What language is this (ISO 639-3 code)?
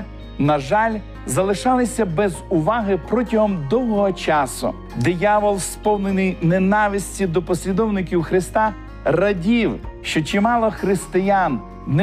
ukr